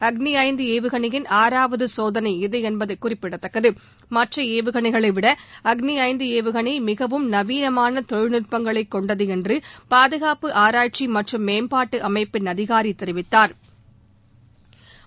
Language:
Tamil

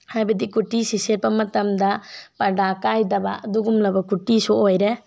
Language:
Manipuri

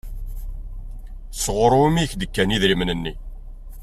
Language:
Kabyle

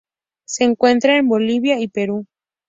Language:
Spanish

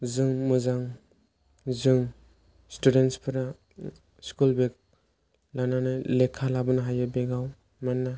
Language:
Bodo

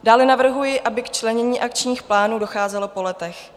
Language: Czech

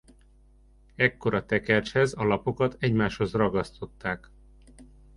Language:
Hungarian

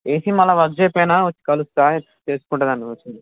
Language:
Telugu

